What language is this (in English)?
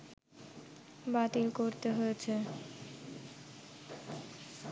Bangla